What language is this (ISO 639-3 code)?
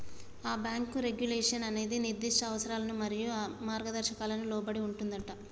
tel